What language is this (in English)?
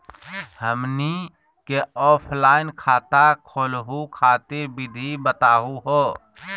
Magahi